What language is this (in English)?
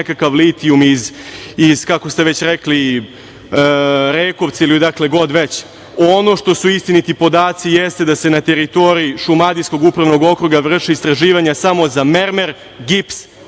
Serbian